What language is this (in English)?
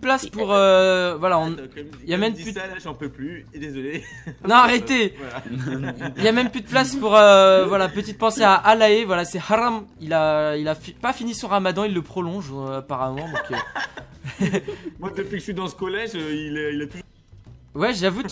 French